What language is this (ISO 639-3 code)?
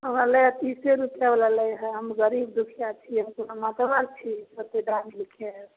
mai